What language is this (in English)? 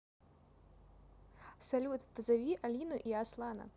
Russian